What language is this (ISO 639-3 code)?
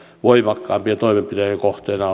fin